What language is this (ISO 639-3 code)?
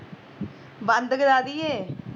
pan